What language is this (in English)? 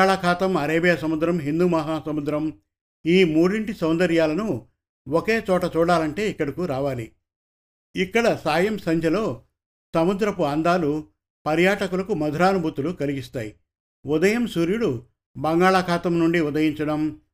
Telugu